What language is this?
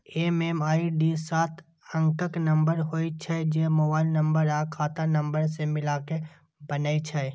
Maithili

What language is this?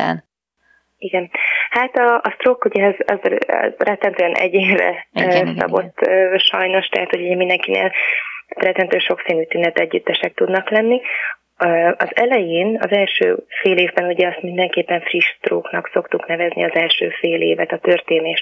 Hungarian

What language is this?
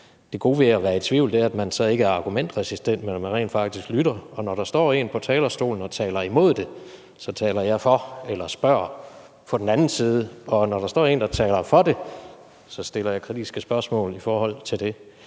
Danish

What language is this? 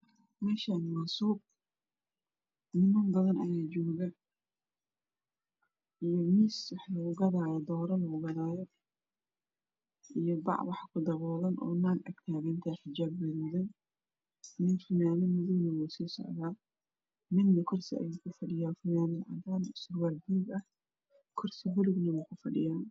Somali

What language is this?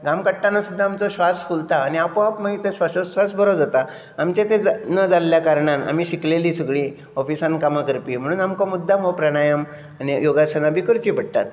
Konkani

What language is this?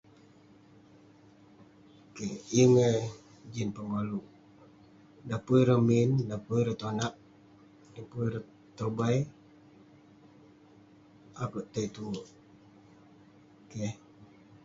Western Penan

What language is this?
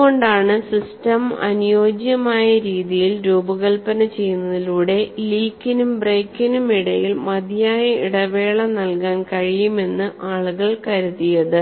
Malayalam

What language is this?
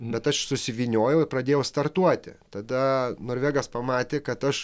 Lithuanian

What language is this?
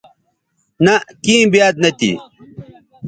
Bateri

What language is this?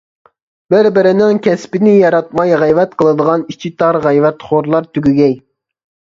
Uyghur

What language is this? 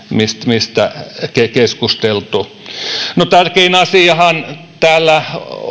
Finnish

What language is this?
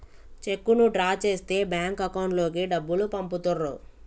Telugu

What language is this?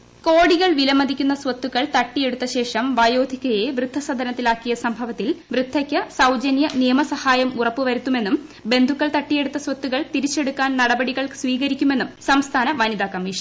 Malayalam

